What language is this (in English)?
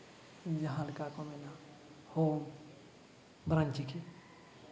Santali